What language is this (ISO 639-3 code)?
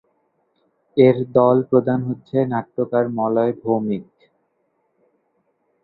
ben